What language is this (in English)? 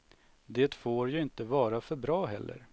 Swedish